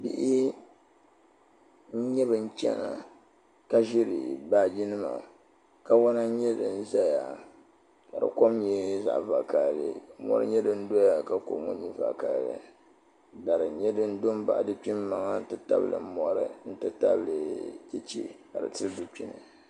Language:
Dagbani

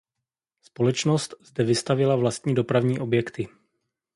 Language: Czech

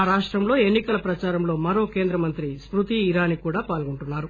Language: Telugu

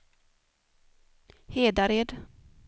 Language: Swedish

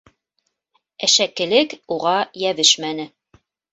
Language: Bashkir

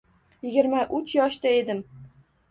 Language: Uzbek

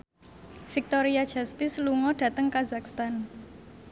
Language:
Javanese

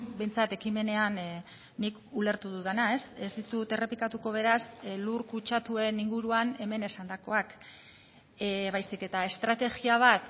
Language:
Basque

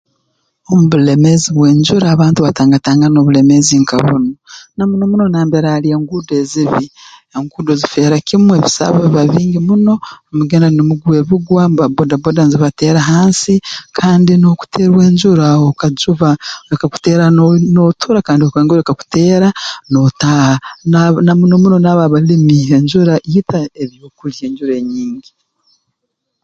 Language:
Tooro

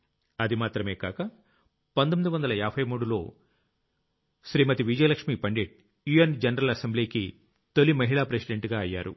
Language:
Telugu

